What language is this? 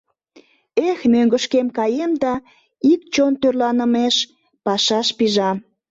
Mari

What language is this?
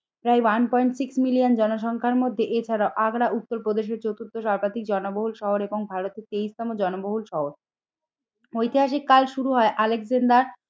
Bangla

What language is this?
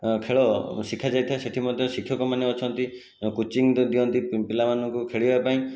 Odia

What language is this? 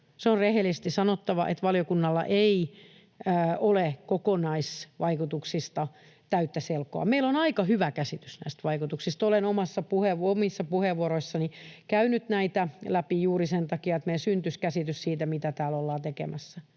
Finnish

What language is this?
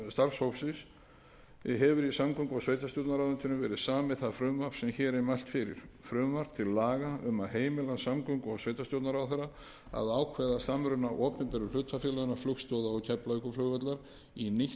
Icelandic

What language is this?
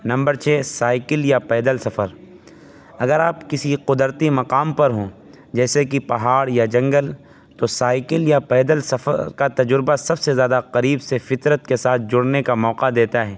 Urdu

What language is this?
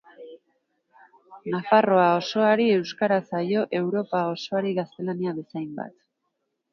Basque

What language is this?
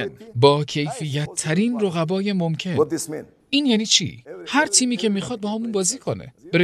Persian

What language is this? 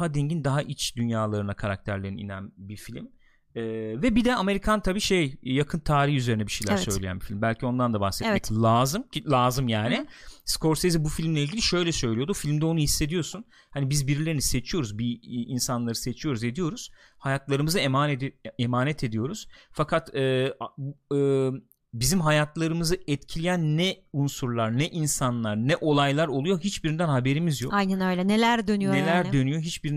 Turkish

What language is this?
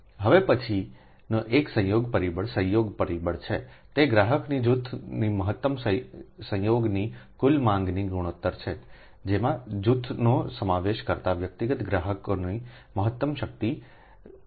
Gujarati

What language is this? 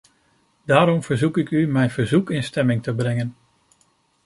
Dutch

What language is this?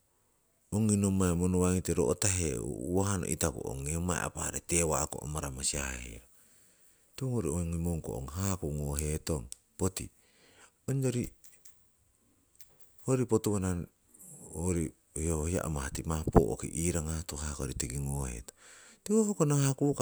Siwai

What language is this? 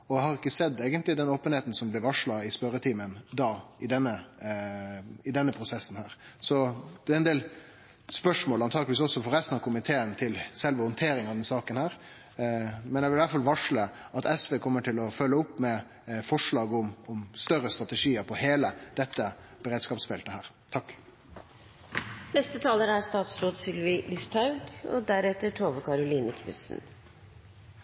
Norwegian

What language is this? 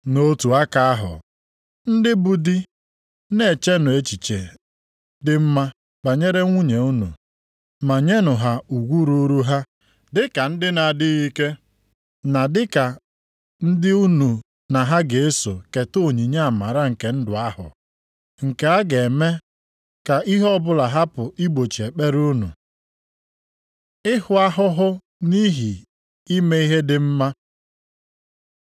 Igbo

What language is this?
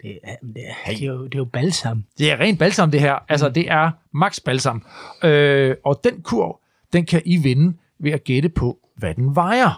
Danish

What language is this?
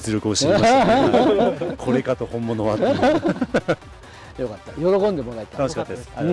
Japanese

